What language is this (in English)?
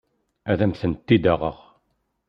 Kabyle